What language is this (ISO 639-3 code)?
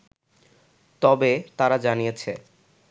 ben